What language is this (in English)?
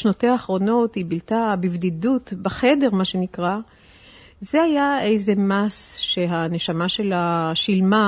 Hebrew